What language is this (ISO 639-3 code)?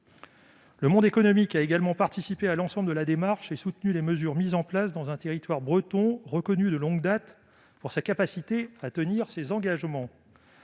fra